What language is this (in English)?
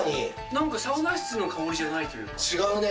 Japanese